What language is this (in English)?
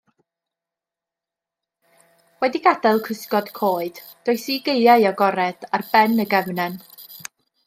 Welsh